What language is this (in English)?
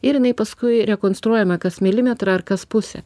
Lithuanian